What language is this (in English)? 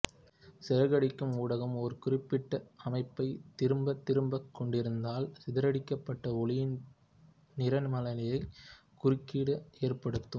Tamil